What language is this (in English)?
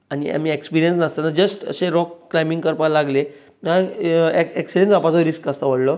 Konkani